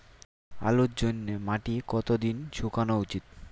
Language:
Bangla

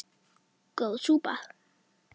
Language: Icelandic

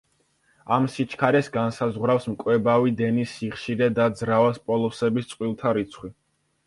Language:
Georgian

